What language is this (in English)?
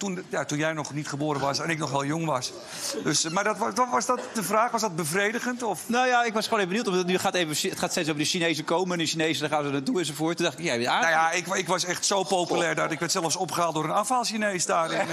Dutch